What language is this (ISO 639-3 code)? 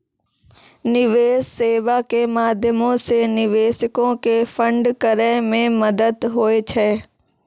mai